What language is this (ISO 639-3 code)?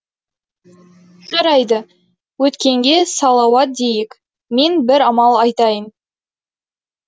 kaz